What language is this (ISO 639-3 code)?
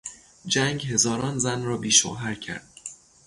fas